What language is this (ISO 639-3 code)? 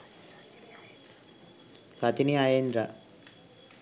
sin